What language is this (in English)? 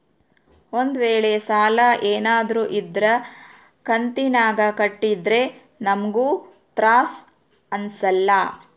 Kannada